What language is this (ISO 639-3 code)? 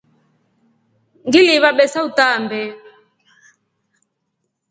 rof